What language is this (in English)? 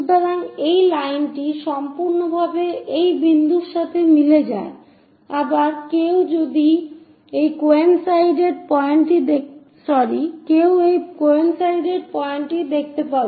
Bangla